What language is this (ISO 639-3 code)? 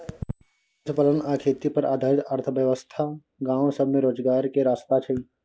mai